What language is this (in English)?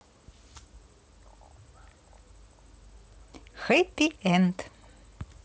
Russian